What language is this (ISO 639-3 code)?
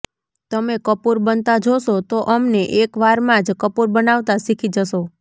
guj